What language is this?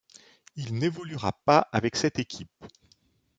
French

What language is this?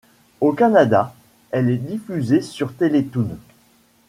French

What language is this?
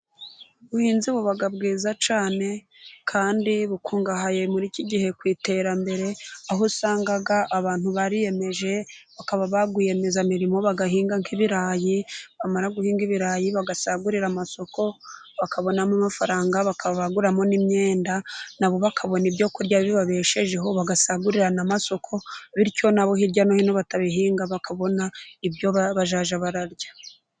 Kinyarwanda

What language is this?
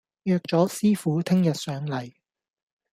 Cantonese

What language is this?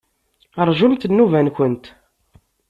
Kabyle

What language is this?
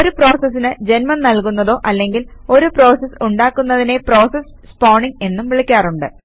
Malayalam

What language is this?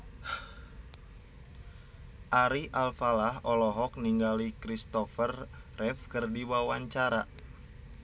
Sundanese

